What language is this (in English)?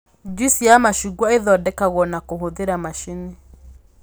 Kikuyu